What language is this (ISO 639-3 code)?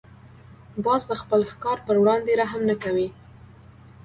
pus